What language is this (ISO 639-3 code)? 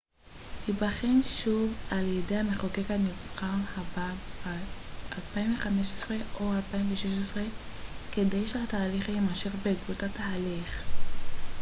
heb